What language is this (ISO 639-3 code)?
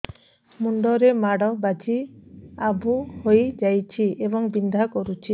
ori